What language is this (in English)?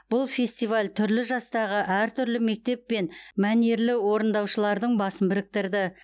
Kazakh